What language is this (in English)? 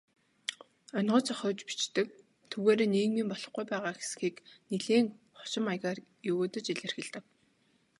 Mongolian